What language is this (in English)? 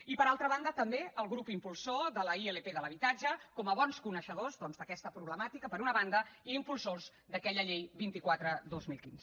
Catalan